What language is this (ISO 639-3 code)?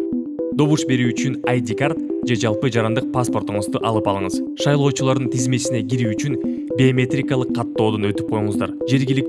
rus